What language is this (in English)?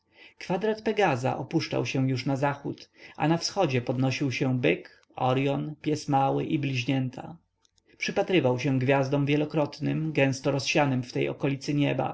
Polish